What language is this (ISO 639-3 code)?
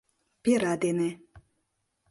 chm